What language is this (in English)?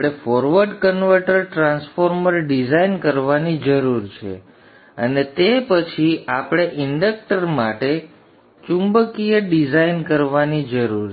Gujarati